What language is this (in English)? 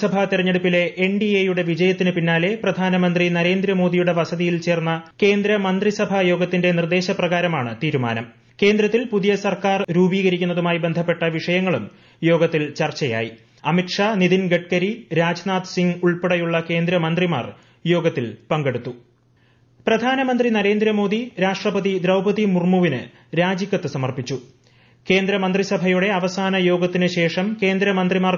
Malayalam